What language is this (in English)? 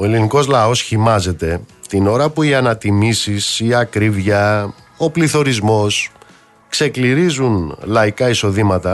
Greek